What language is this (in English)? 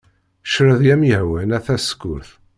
Kabyle